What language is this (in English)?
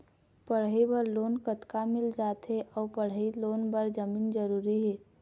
Chhattisgarhi